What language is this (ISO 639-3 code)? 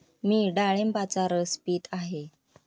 mar